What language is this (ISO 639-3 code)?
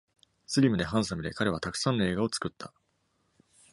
jpn